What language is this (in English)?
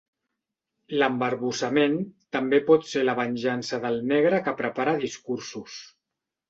Catalan